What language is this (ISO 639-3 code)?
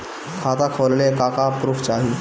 bho